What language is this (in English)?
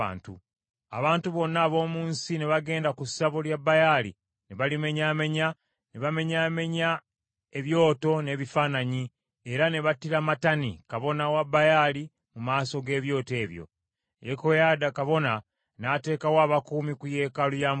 Ganda